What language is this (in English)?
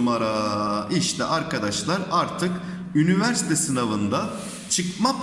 Turkish